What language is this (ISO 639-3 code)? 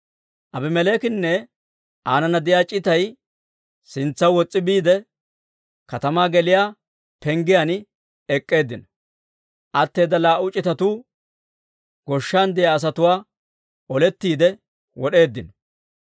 dwr